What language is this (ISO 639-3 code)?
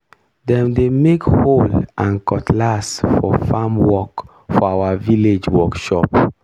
pcm